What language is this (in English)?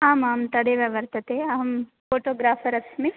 Sanskrit